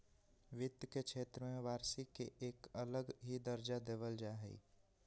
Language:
Magahi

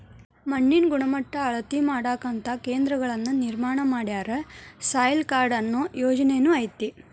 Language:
Kannada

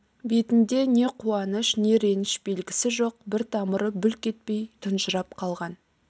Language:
Kazakh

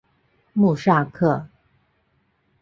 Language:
Chinese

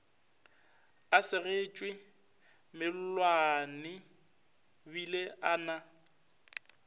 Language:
Northern Sotho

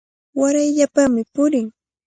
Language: Cajatambo North Lima Quechua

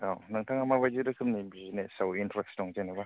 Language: Bodo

